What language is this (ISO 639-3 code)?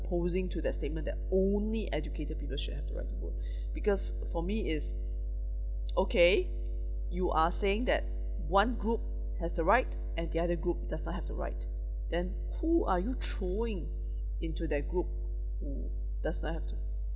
eng